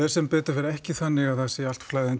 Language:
Icelandic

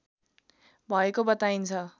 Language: Nepali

